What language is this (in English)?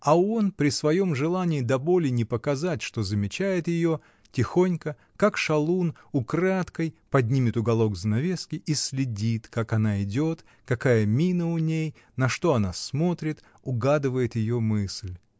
Russian